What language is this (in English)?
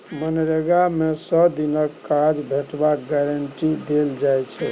Maithili